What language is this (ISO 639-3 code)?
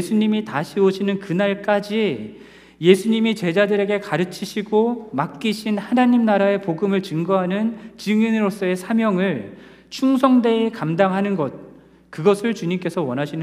kor